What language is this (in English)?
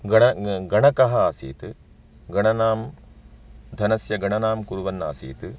Sanskrit